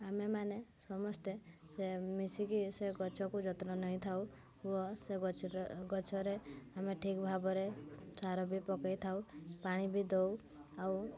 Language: Odia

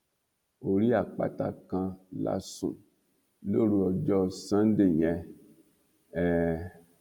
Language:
Yoruba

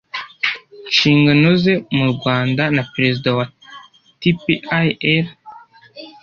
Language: Kinyarwanda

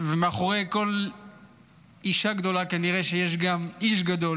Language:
Hebrew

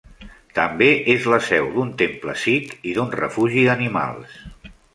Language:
Catalan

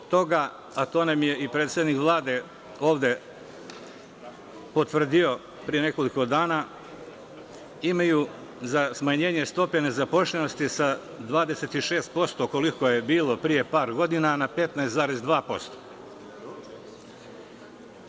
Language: Serbian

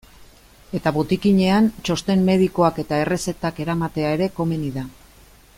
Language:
Basque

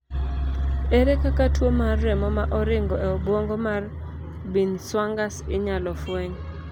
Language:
Luo (Kenya and Tanzania)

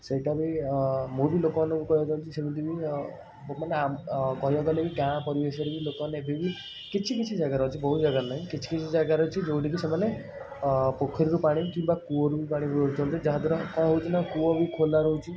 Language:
Odia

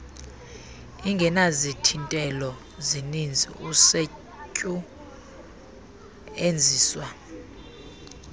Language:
Xhosa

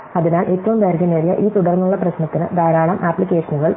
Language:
Malayalam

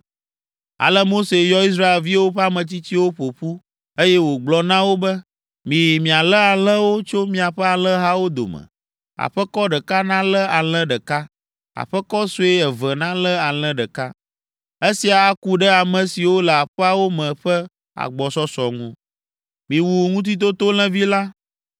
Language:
Ewe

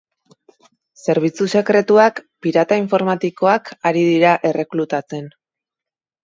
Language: Basque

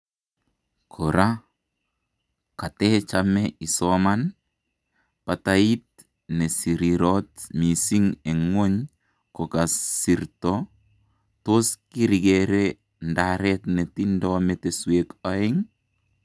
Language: Kalenjin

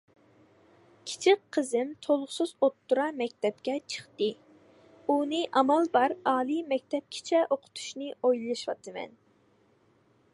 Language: Uyghur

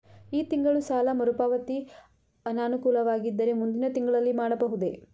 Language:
Kannada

